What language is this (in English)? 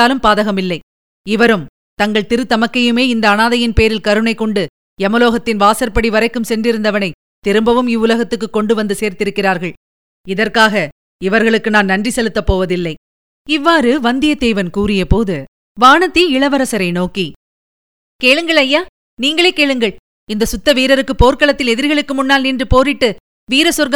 Tamil